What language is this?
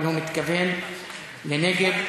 Hebrew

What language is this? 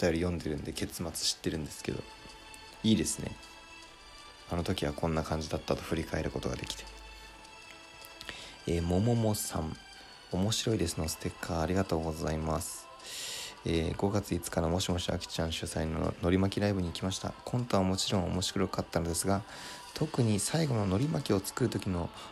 Japanese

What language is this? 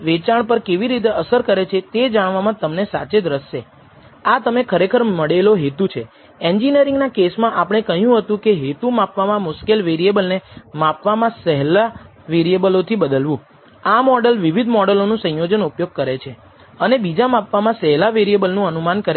Gujarati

